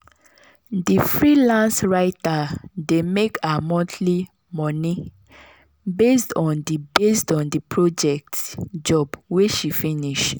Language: Nigerian Pidgin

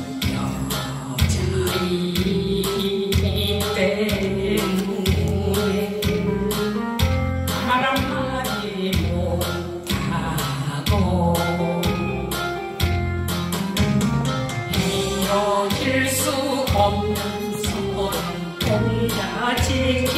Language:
Korean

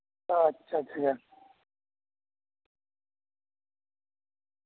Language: Santali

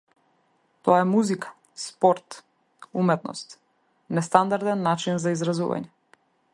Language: Macedonian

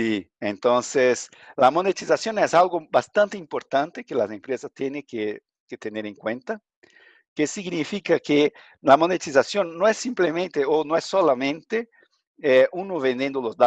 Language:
Spanish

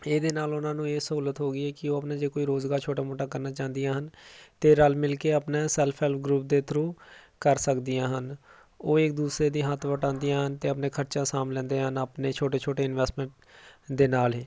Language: Punjabi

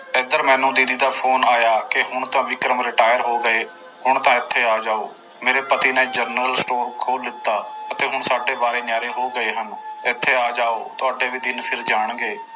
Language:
Punjabi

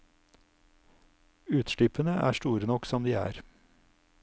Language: Norwegian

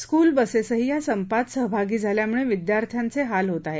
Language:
Marathi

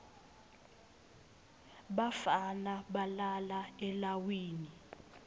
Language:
Swati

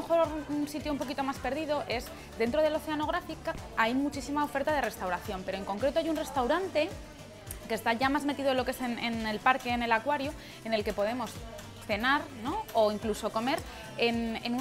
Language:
Spanish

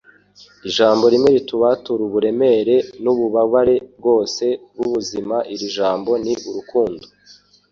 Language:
Kinyarwanda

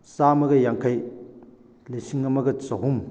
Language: Manipuri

